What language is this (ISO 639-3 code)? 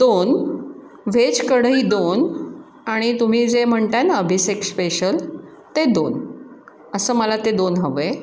mar